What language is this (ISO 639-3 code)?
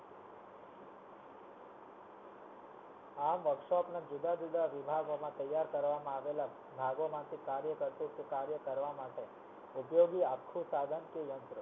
guj